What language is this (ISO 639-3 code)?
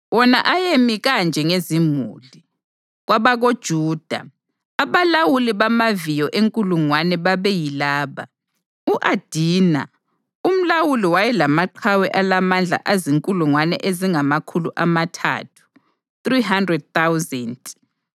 nde